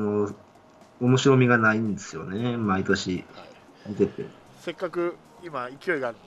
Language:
Japanese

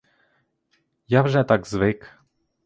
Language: Ukrainian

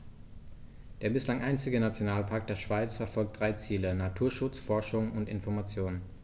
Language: German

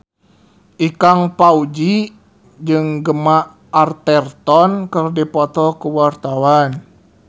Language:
Sundanese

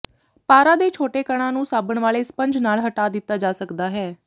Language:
Punjabi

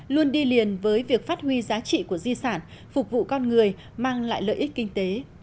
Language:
Vietnamese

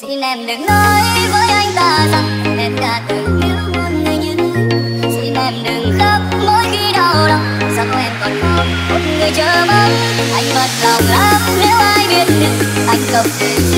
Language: Vietnamese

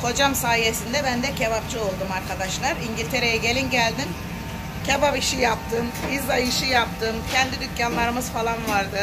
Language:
Turkish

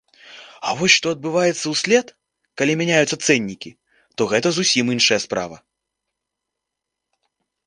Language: Belarusian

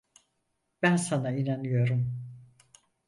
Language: Turkish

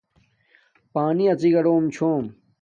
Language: Domaaki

